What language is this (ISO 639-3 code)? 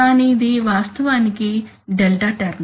tel